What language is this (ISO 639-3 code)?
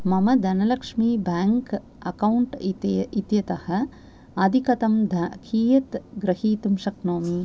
san